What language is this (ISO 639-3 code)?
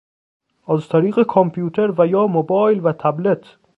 fas